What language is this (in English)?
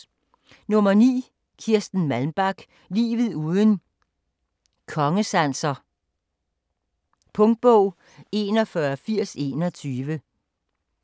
Danish